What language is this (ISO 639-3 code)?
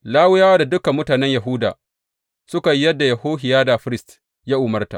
hau